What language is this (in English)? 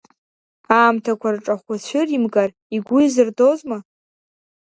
Abkhazian